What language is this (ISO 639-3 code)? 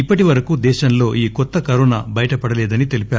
tel